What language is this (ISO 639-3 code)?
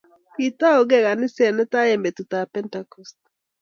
kln